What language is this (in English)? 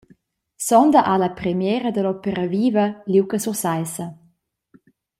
Romansh